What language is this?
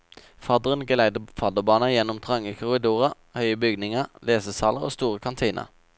Norwegian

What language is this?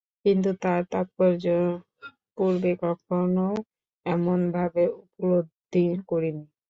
Bangla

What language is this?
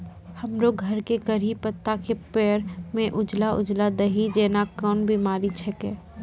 Maithili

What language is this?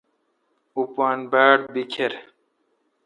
Kalkoti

